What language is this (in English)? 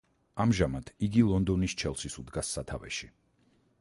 Georgian